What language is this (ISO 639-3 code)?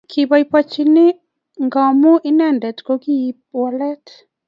kln